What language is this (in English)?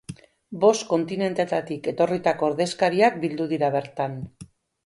Basque